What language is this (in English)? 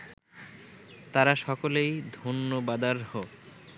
Bangla